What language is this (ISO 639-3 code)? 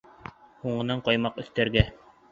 bak